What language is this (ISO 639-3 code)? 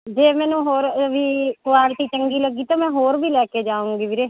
pan